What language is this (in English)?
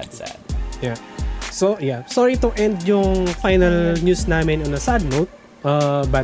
Filipino